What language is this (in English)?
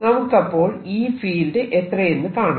Malayalam